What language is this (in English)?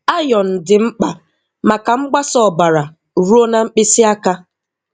Igbo